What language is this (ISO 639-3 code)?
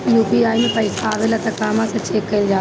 bho